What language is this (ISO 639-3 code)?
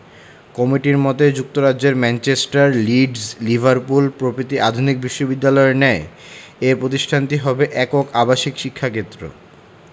ben